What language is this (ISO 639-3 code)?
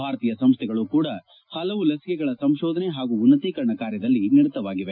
kan